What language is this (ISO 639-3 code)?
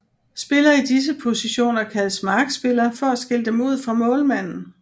dan